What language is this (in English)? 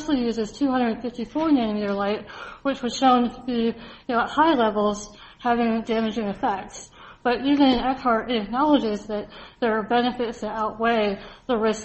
English